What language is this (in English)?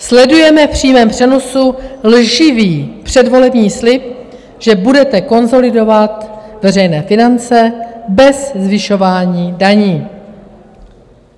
Czech